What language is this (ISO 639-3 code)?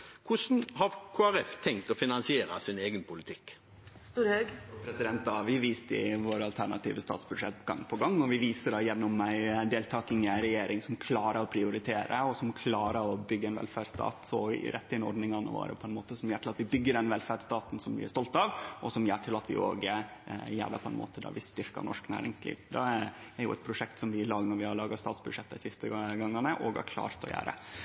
nor